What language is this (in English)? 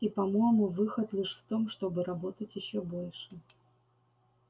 Russian